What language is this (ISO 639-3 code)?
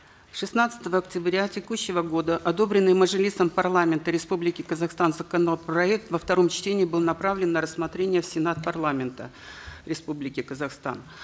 kaz